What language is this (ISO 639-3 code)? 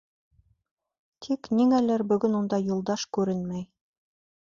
bak